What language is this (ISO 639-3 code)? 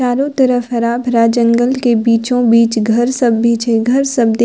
mai